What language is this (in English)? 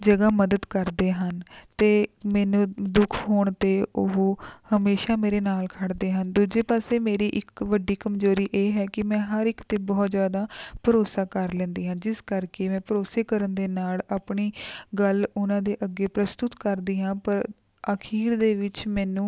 Punjabi